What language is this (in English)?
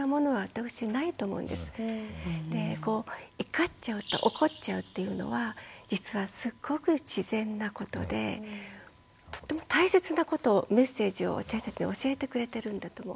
Japanese